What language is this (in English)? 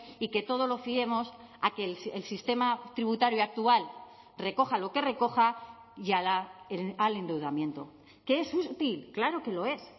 Spanish